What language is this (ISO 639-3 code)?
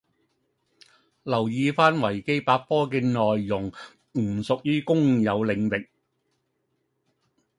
yue